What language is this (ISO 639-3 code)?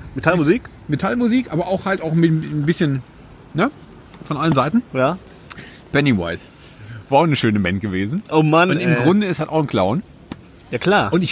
deu